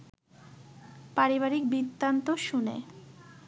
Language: Bangla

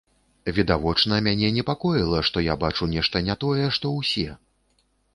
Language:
Belarusian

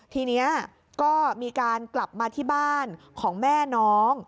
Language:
Thai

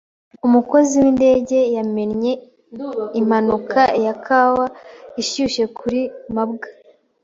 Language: Kinyarwanda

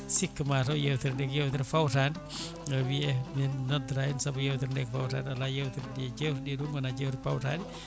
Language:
Fula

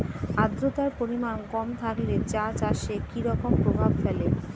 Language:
Bangla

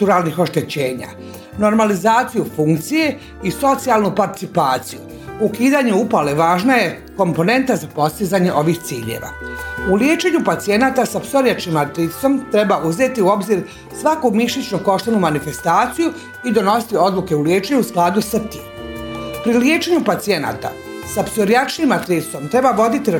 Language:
Croatian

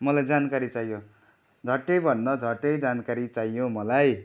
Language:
Nepali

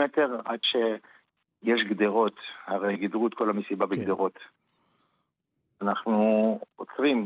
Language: Hebrew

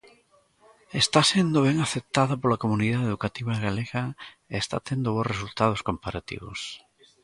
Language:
Galician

